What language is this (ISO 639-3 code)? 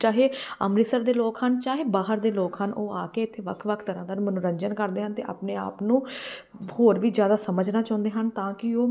pan